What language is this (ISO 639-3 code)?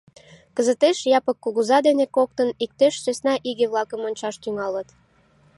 chm